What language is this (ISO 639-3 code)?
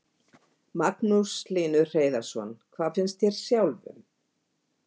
isl